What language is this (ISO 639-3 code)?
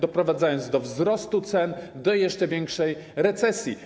pol